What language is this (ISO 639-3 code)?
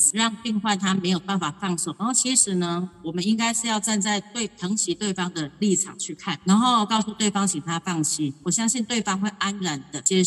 zho